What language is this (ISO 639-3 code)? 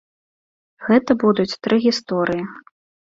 bel